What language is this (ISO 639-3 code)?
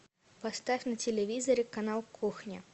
rus